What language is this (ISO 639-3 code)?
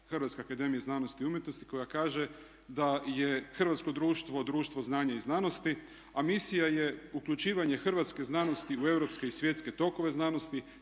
hrv